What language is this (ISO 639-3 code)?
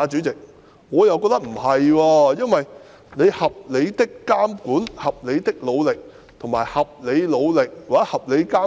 yue